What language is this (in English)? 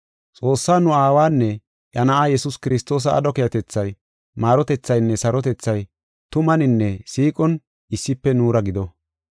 Gofa